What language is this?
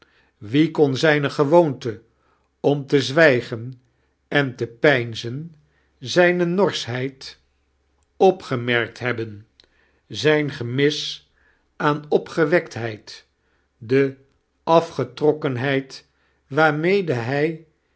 Dutch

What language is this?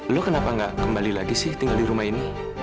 Indonesian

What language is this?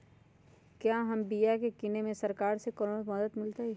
Magahi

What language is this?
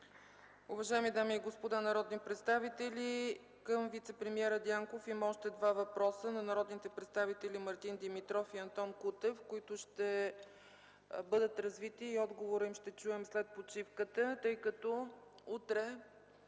Bulgarian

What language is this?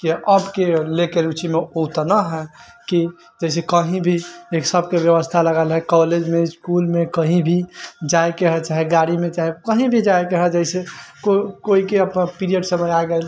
Maithili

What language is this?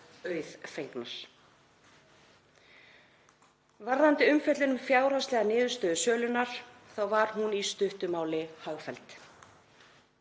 Icelandic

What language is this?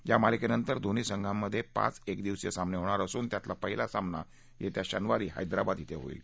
Marathi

